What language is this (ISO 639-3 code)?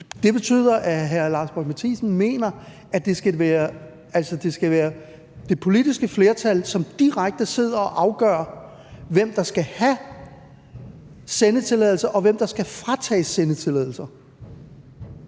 dan